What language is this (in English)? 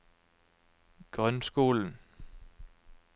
Norwegian